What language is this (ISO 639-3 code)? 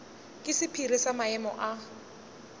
nso